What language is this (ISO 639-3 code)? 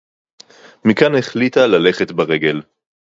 heb